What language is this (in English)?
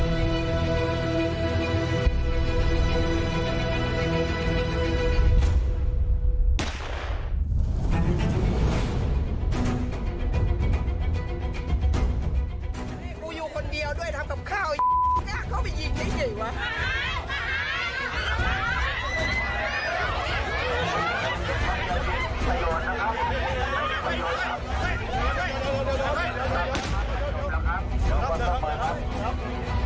Thai